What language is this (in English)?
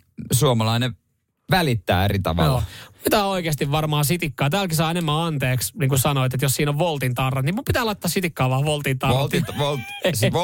Finnish